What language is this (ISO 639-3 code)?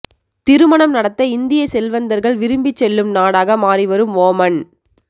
tam